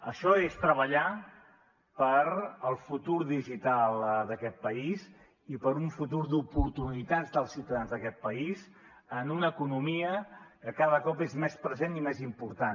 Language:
Catalan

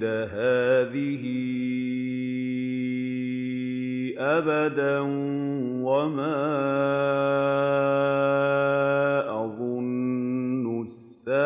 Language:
Arabic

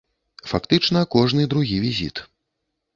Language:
Belarusian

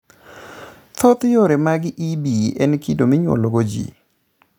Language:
Luo (Kenya and Tanzania)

